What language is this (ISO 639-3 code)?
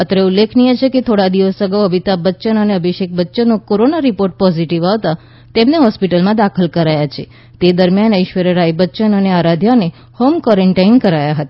guj